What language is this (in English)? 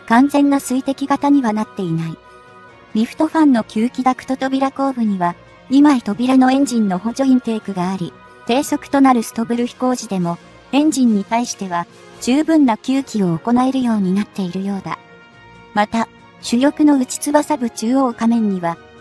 Japanese